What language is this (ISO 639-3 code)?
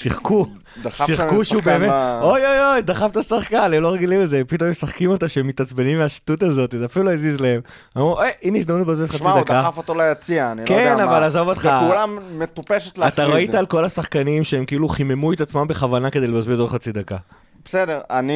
heb